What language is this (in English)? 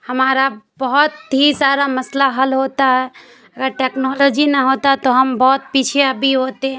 Urdu